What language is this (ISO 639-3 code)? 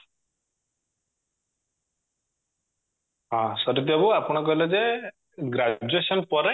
ori